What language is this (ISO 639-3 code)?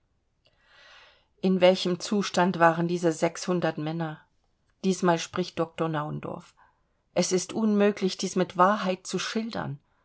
deu